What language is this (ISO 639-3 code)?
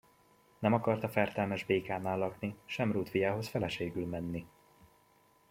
hun